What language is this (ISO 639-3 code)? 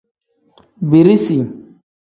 kdh